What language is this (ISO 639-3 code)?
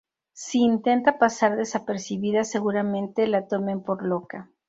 spa